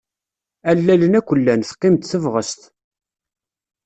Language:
Kabyle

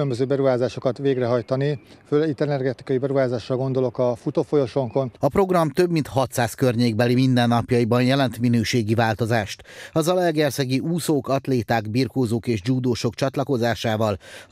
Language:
Hungarian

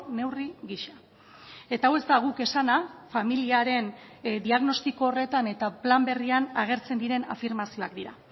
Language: Basque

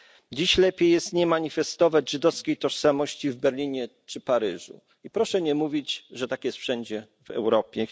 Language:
Polish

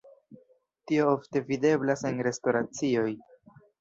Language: Esperanto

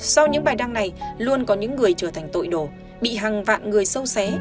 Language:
Vietnamese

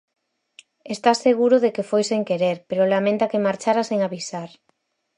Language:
Galician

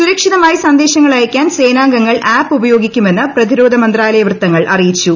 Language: Malayalam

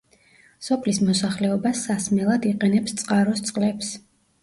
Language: Georgian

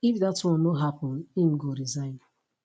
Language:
Nigerian Pidgin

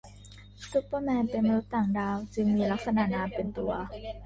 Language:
Thai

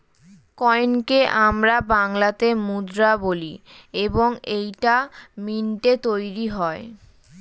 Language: Bangla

